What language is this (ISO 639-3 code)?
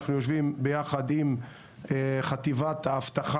heb